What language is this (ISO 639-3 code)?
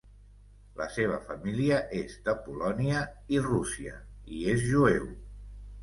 cat